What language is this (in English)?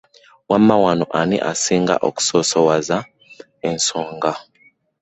Ganda